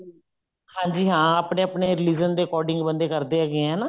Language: Punjabi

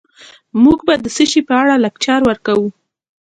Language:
Pashto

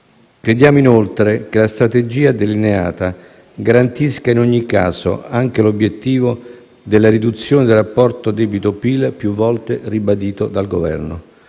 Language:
Italian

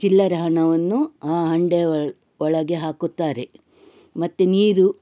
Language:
Kannada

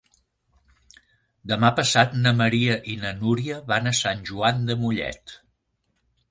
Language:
Catalan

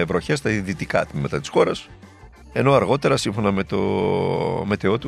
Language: Greek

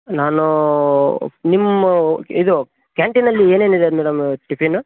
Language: Kannada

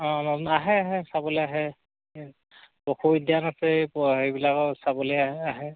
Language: Assamese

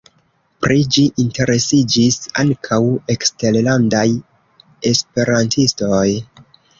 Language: Esperanto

